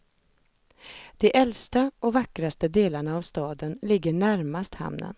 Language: Swedish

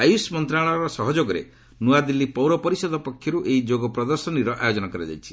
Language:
Odia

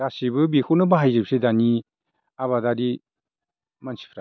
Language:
Bodo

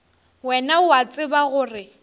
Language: Northern Sotho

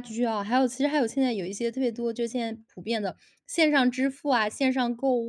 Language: Chinese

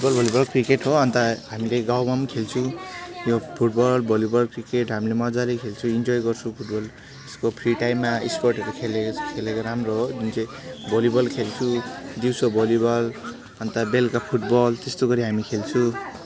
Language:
Nepali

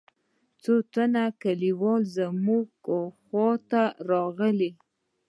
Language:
Pashto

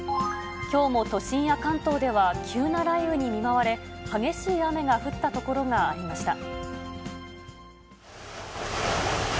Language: Japanese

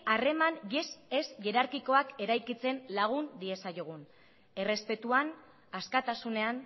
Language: Basque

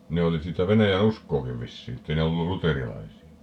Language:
Finnish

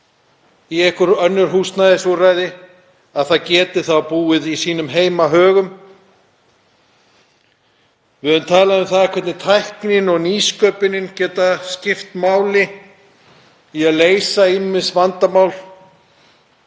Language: Icelandic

